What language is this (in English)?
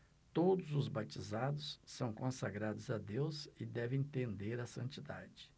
Portuguese